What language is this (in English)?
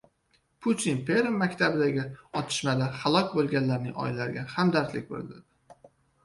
Uzbek